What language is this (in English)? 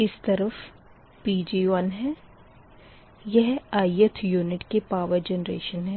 Hindi